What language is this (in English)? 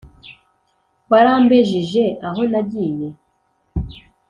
Kinyarwanda